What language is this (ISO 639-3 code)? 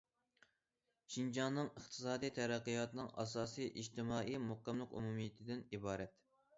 uig